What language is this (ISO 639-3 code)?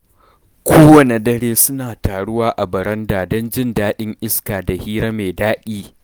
hau